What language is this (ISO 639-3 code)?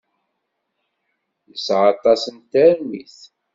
kab